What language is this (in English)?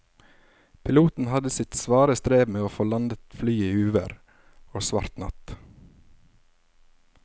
Norwegian